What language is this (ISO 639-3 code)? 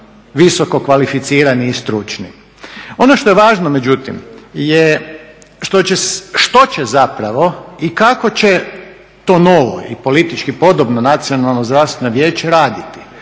hrv